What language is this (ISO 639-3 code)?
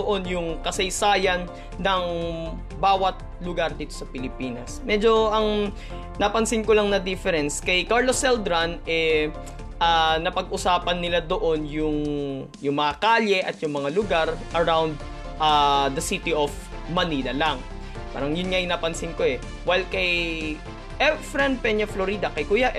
fil